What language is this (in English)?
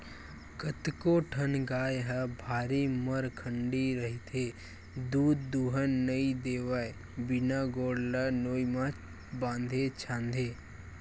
Chhattisgarhi